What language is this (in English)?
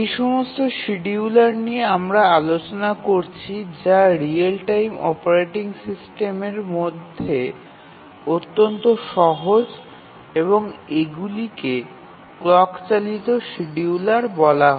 Bangla